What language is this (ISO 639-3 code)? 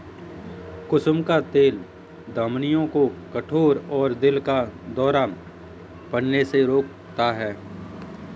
hin